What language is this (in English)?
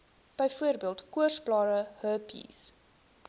Afrikaans